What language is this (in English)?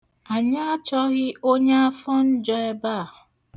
Igbo